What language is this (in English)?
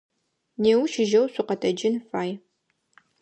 Adyghe